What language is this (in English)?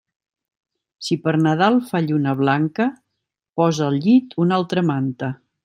Catalan